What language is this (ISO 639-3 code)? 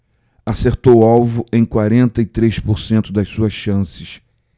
por